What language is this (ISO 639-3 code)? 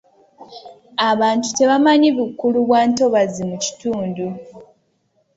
lug